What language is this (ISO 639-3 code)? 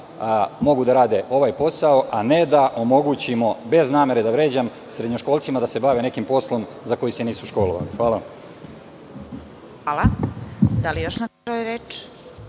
srp